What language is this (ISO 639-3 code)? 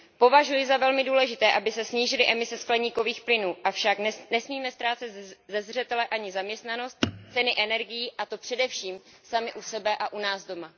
ces